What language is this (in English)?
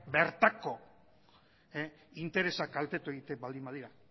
Basque